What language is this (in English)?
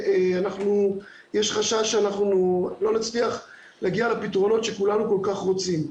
Hebrew